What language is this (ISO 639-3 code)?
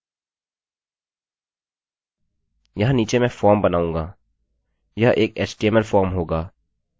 hin